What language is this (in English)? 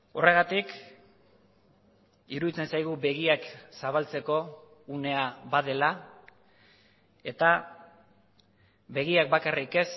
Basque